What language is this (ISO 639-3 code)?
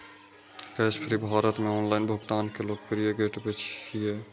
mai